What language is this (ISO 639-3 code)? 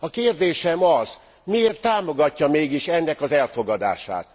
hun